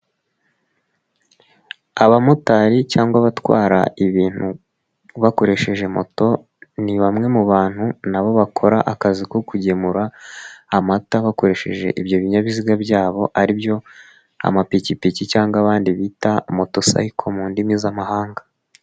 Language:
Kinyarwanda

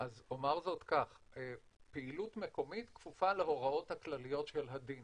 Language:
Hebrew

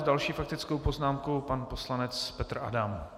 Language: Czech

